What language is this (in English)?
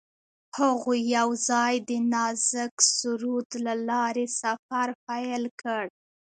Pashto